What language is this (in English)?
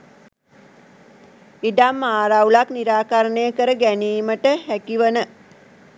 Sinhala